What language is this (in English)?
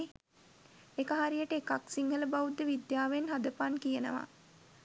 Sinhala